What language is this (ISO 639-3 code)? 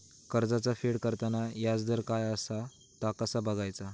mar